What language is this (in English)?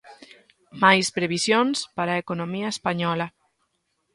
Galician